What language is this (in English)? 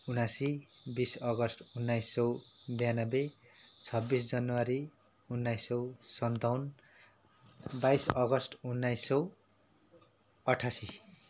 Nepali